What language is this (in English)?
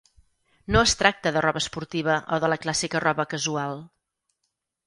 Catalan